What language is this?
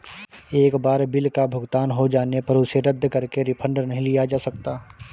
Hindi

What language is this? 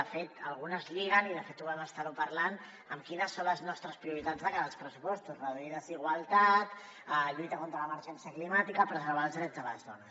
Catalan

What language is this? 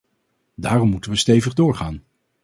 Dutch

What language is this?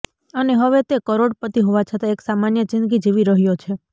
Gujarati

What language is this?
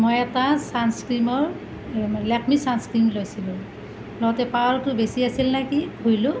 Assamese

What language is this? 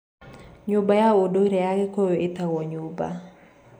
Kikuyu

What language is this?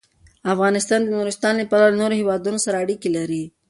Pashto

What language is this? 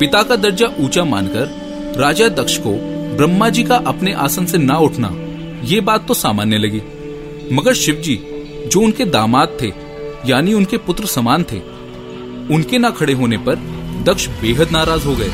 Hindi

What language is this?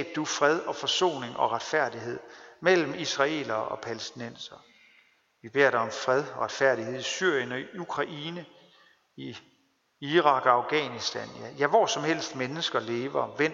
Danish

